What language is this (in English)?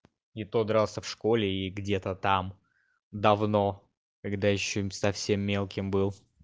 Russian